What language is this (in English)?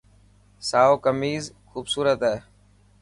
Dhatki